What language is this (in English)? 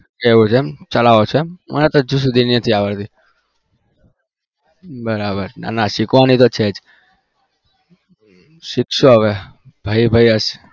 Gujarati